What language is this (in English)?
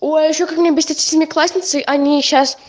Russian